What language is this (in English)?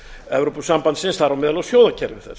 Icelandic